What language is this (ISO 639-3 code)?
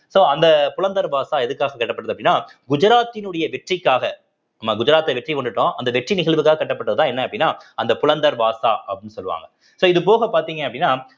tam